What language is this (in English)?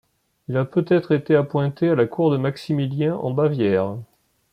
French